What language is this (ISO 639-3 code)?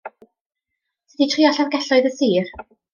cym